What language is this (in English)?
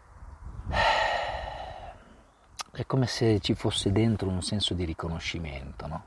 Italian